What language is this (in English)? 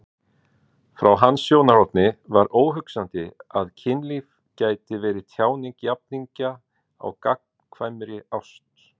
Icelandic